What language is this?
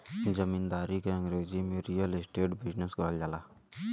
Bhojpuri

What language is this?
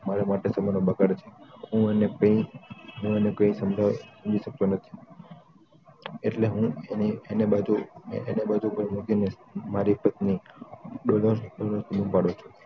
Gujarati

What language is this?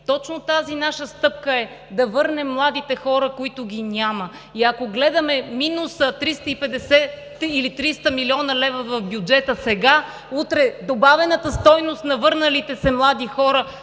Bulgarian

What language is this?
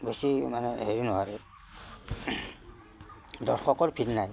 Assamese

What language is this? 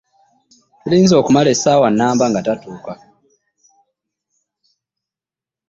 Ganda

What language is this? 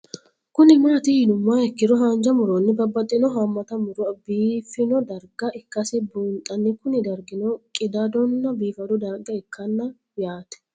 Sidamo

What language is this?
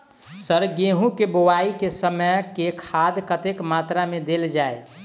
Maithili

